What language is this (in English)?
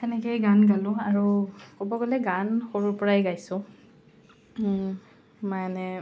Assamese